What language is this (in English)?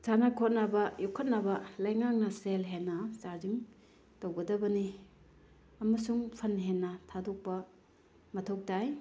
Manipuri